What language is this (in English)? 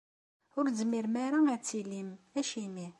Kabyle